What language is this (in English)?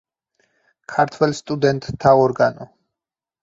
Georgian